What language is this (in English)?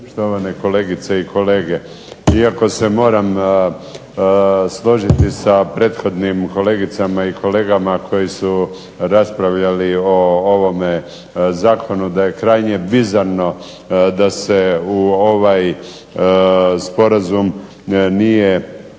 Croatian